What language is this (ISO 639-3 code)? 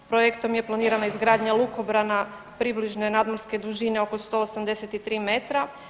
hrv